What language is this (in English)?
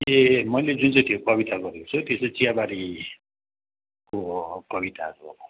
Nepali